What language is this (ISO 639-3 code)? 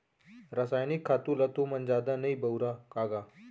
hne